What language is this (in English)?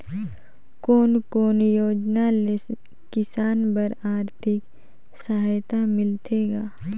Chhattisgarhi